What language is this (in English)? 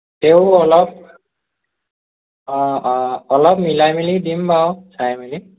Assamese